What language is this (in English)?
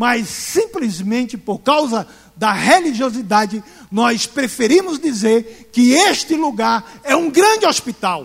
Portuguese